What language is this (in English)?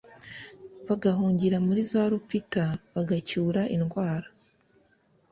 Kinyarwanda